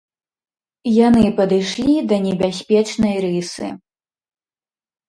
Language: Belarusian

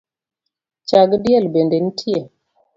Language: Luo (Kenya and Tanzania)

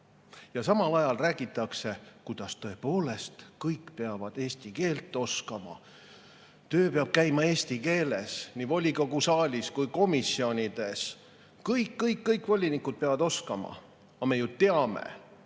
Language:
Estonian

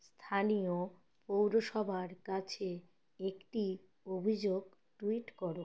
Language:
Bangla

